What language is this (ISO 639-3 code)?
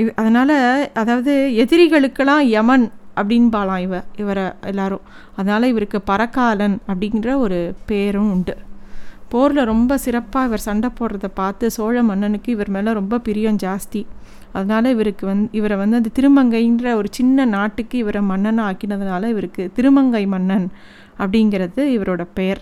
tam